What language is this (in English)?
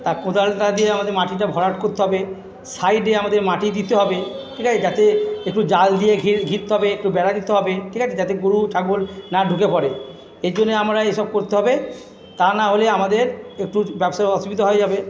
Bangla